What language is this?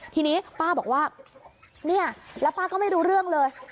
Thai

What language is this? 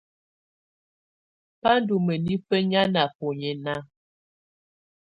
Tunen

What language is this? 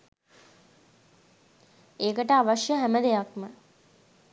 Sinhala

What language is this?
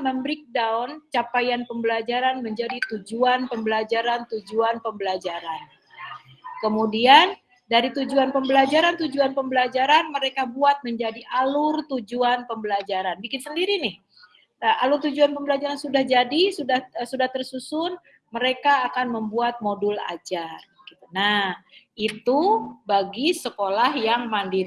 Indonesian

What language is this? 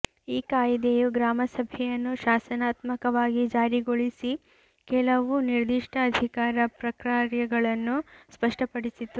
Kannada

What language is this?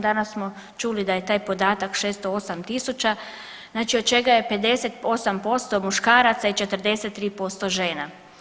Croatian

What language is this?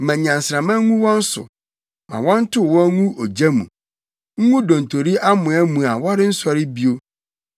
Akan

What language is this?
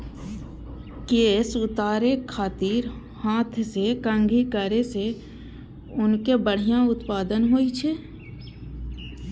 Maithili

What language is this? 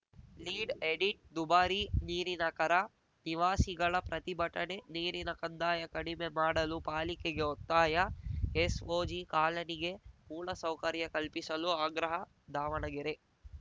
Kannada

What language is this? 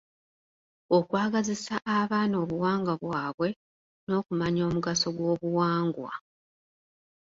Ganda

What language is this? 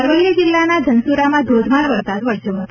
Gujarati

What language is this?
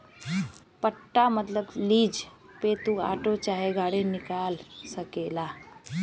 Bhojpuri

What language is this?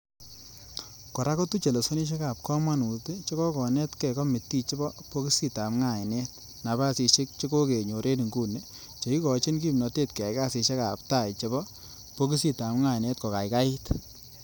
Kalenjin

